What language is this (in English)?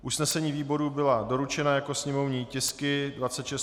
Czech